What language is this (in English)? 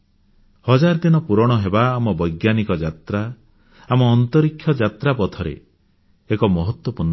Odia